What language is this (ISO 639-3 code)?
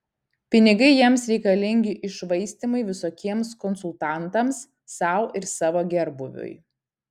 lit